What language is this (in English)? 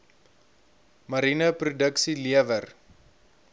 Afrikaans